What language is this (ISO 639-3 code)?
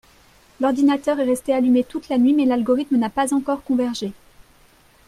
fra